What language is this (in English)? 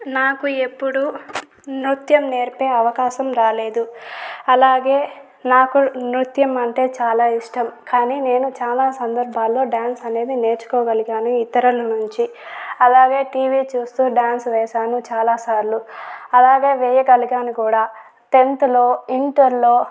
Telugu